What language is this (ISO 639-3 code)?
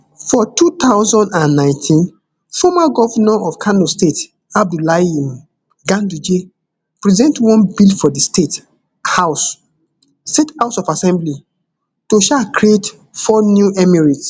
pcm